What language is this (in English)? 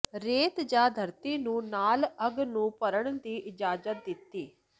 Punjabi